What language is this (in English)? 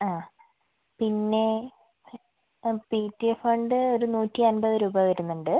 Malayalam